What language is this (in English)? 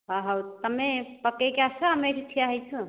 Odia